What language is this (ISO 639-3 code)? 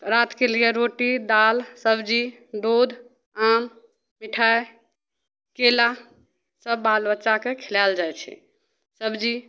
mai